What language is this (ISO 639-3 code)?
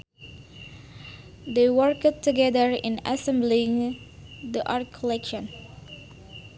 sun